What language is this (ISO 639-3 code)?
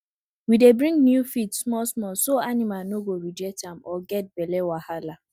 pcm